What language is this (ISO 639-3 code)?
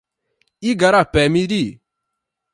por